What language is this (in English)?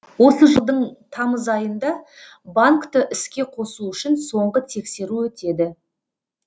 Kazakh